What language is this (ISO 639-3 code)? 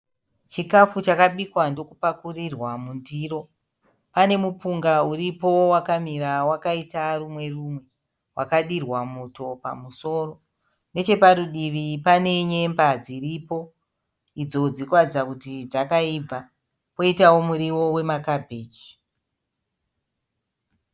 sna